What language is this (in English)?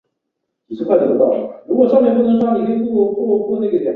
Chinese